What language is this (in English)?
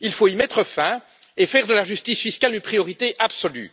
French